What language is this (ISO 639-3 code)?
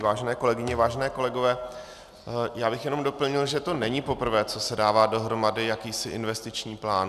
ces